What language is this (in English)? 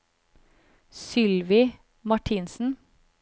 Norwegian